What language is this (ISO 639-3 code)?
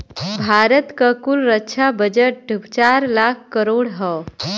bho